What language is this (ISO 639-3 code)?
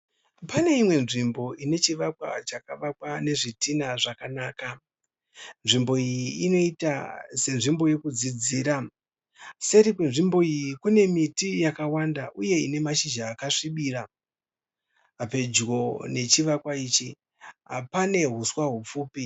sna